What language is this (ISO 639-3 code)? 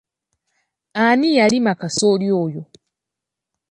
lug